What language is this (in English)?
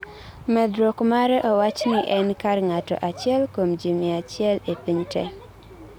Luo (Kenya and Tanzania)